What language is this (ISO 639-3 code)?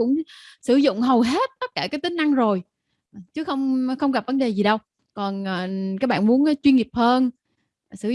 vie